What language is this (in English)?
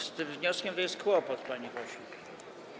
Polish